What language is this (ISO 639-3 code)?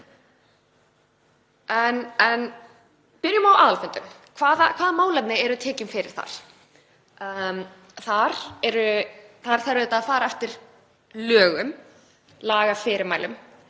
isl